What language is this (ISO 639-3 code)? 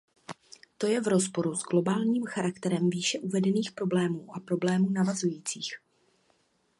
ces